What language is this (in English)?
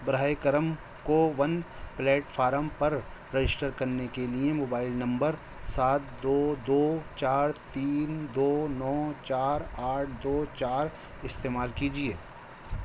Urdu